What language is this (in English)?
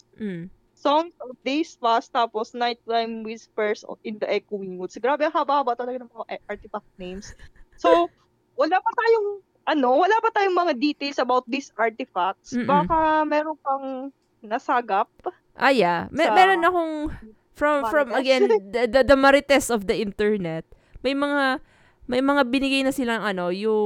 Filipino